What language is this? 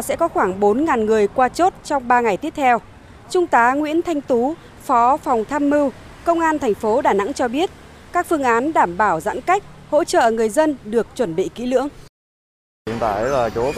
Vietnamese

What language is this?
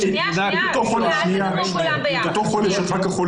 Hebrew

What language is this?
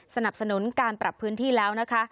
Thai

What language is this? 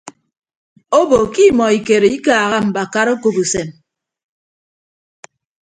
Ibibio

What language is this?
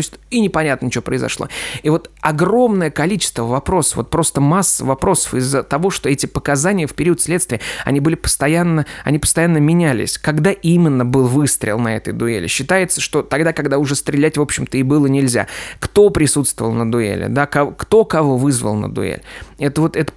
Russian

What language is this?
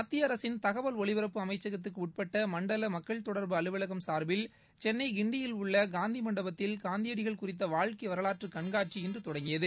Tamil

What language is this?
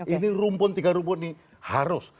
Indonesian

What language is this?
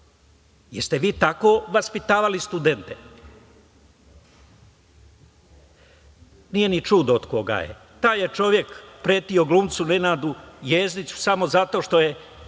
Serbian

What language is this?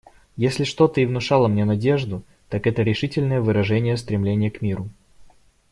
Russian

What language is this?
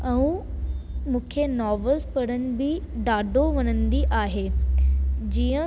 Sindhi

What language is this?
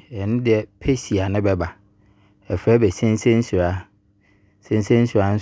Abron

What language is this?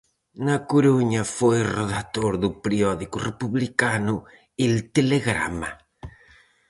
Galician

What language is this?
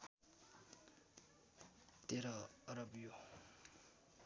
Nepali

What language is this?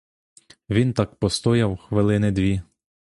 Ukrainian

